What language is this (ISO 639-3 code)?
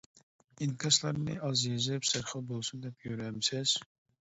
uig